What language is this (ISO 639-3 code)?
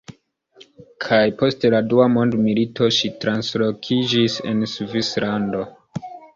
epo